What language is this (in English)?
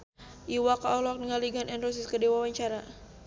Sundanese